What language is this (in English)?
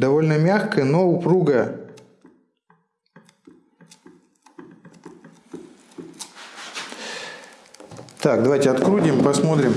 Russian